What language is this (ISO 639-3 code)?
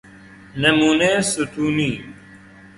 fas